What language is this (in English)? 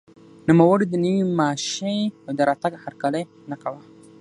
Pashto